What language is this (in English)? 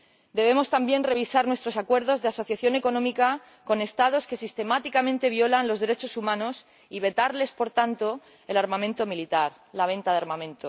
Spanish